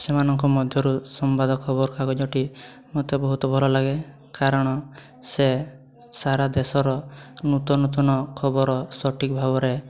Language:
Odia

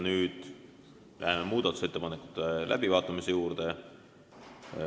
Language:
Estonian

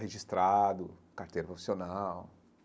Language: Portuguese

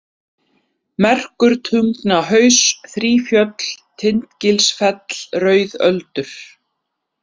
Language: Icelandic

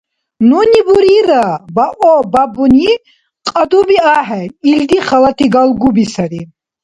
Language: Dargwa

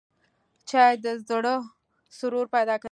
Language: Pashto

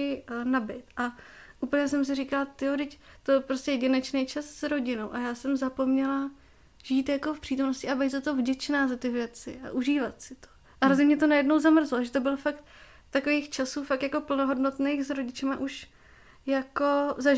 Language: Czech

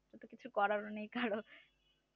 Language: Bangla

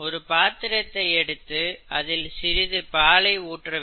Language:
Tamil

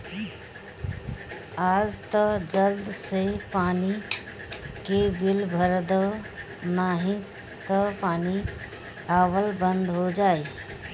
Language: Bhojpuri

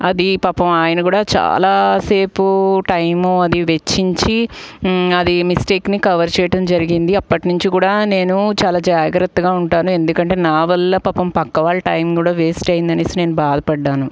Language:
Telugu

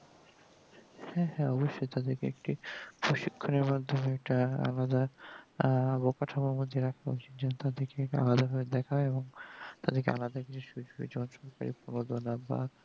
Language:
Bangla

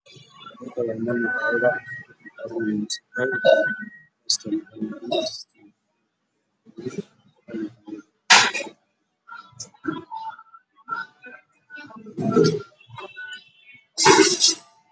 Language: Somali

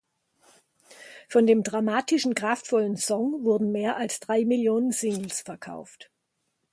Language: German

